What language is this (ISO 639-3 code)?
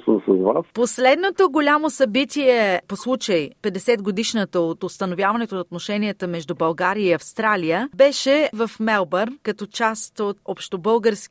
bul